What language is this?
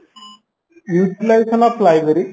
Odia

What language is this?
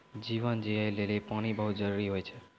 Maithili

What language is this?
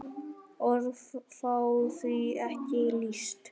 Icelandic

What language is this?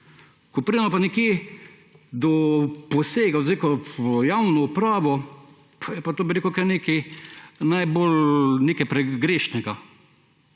Slovenian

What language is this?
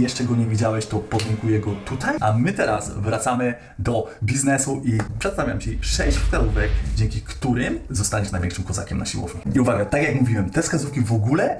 Polish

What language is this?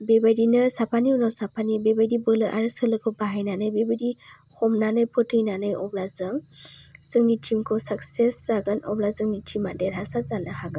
Bodo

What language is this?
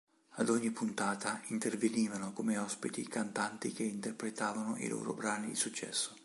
Italian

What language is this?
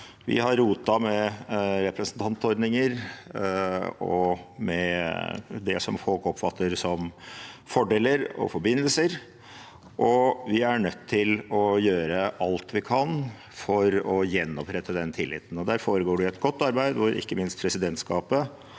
Norwegian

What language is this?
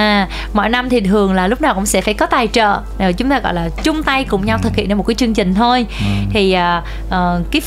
Vietnamese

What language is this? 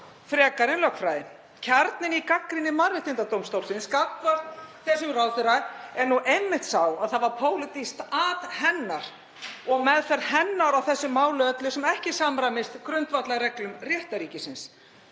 Icelandic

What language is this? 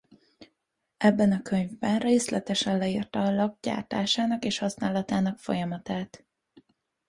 Hungarian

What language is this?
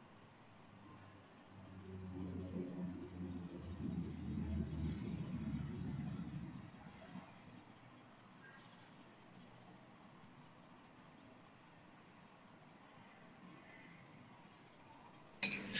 Thai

